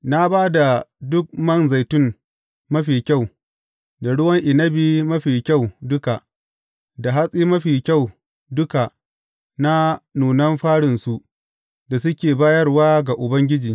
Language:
Hausa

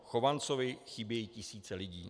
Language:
Czech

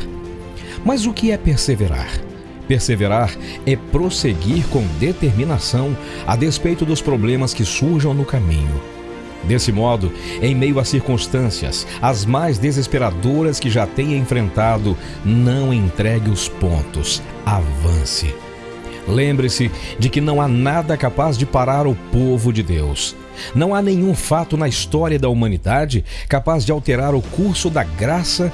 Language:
Portuguese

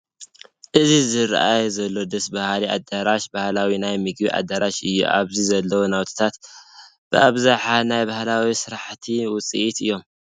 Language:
Tigrinya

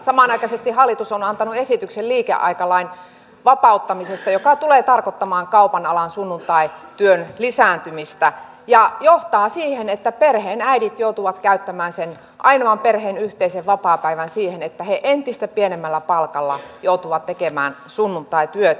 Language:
Finnish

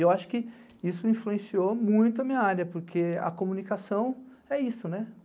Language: Portuguese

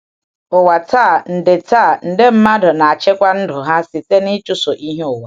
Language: Igbo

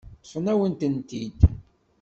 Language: Kabyle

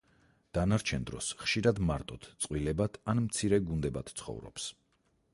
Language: Georgian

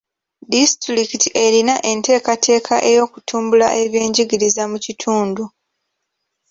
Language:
Ganda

